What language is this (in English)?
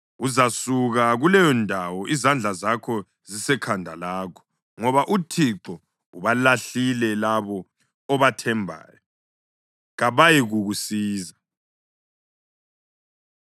North Ndebele